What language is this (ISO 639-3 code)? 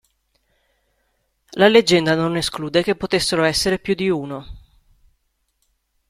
ita